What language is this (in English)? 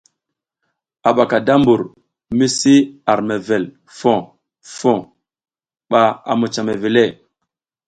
South Giziga